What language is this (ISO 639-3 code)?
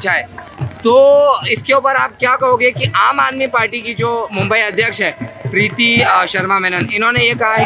hin